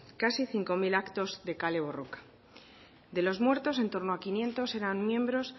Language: Spanish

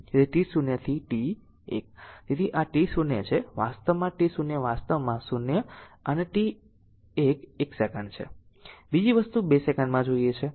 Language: Gujarati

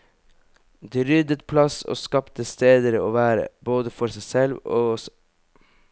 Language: Norwegian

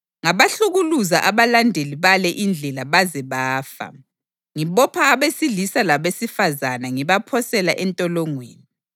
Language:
North Ndebele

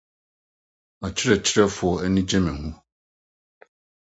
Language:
Akan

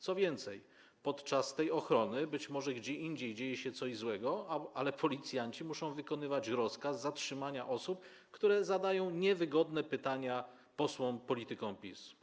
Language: Polish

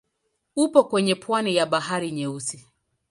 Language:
Swahili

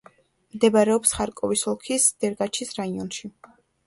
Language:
Georgian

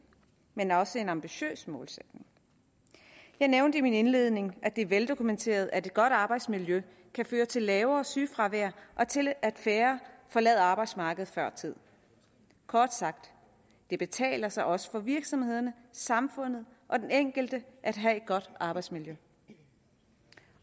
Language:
Danish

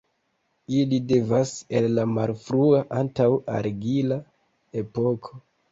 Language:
Esperanto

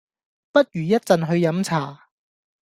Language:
Cantonese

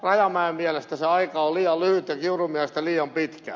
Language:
Finnish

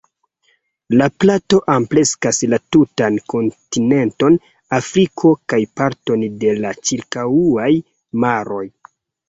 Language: Esperanto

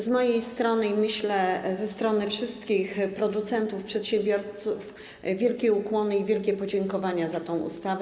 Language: Polish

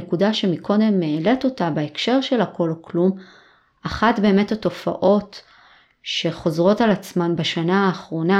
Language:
Hebrew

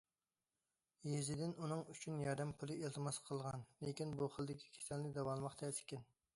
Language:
Uyghur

